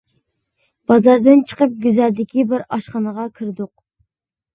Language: Uyghur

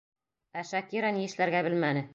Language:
Bashkir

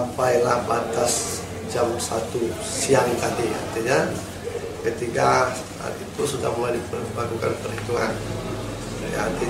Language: Indonesian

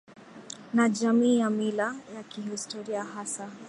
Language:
Swahili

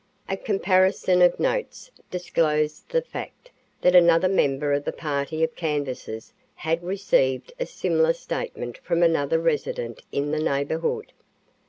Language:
English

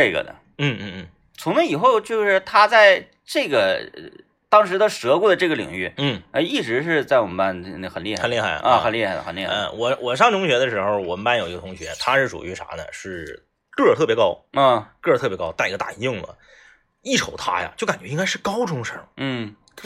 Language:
Chinese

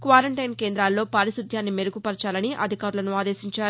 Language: Telugu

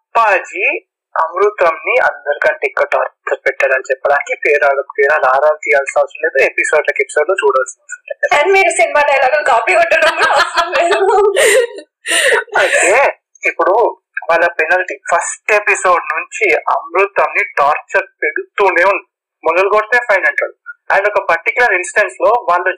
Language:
Telugu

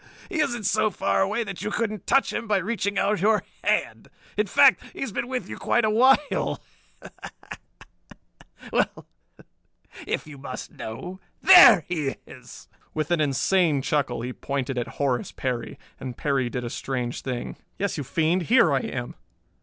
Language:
English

